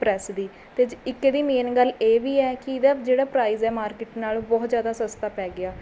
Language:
Punjabi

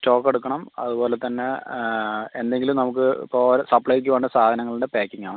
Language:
Malayalam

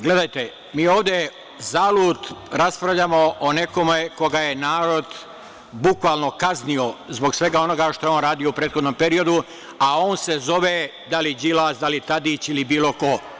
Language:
Serbian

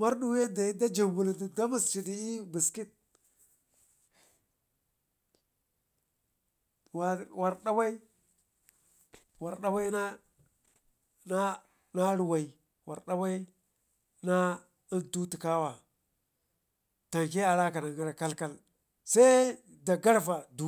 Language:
Ngizim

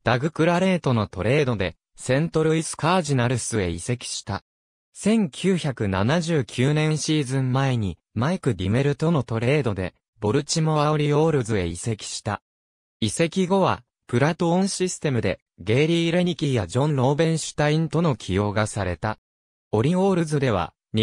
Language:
Japanese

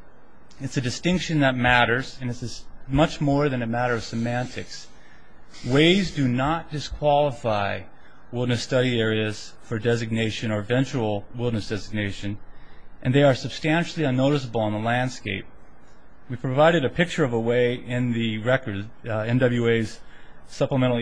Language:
English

